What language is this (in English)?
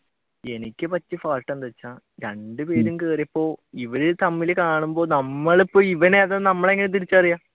Malayalam